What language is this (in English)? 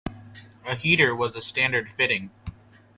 English